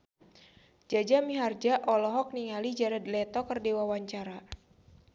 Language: Sundanese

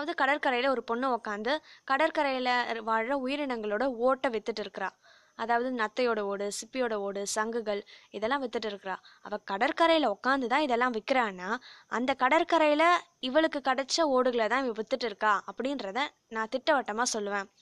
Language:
Tamil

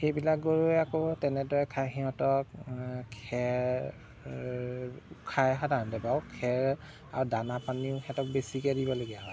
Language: Assamese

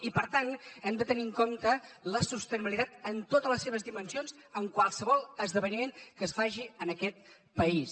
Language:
Catalan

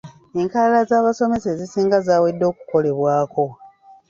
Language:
Ganda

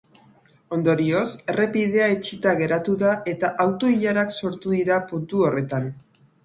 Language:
Basque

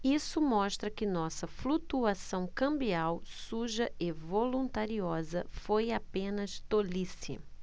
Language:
Portuguese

